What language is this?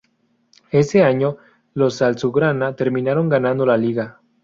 Spanish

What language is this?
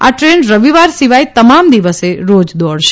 Gujarati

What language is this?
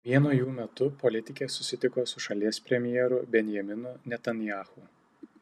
Lithuanian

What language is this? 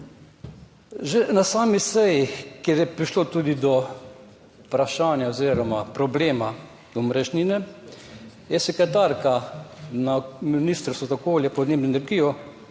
Slovenian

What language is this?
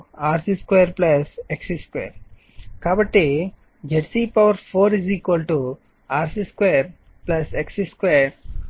Telugu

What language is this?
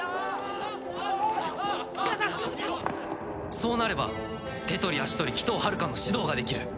Japanese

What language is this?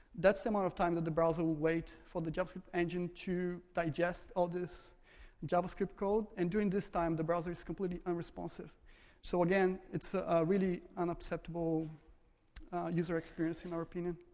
English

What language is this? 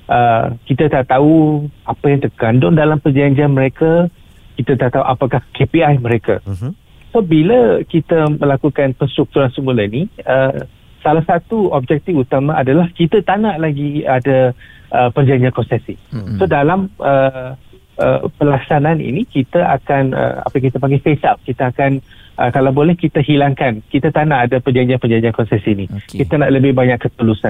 Malay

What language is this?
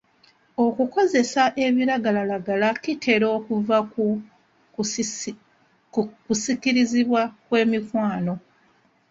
Ganda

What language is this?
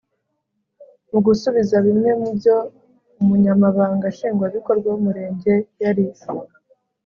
Kinyarwanda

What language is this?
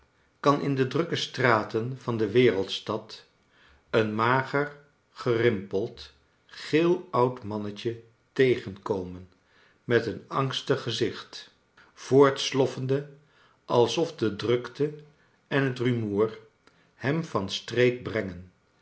Dutch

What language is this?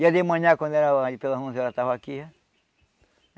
Portuguese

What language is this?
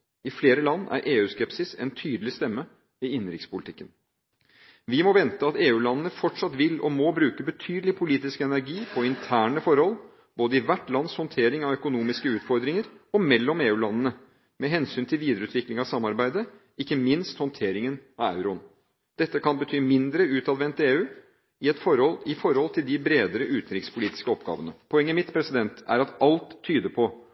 Norwegian Bokmål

